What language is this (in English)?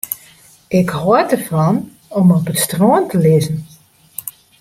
Western Frisian